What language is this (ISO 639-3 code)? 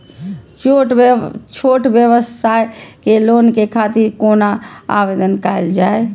mai